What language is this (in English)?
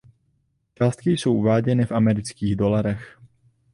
Czech